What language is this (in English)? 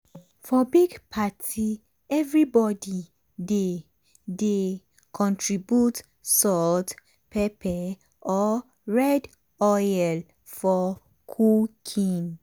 Nigerian Pidgin